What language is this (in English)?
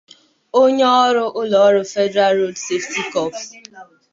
Igbo